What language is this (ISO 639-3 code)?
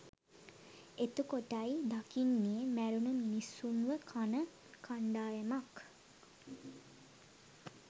sin